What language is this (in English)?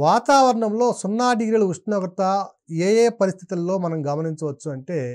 Telugu